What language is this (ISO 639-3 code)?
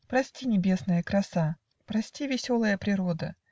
rus